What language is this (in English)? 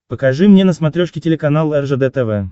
Russian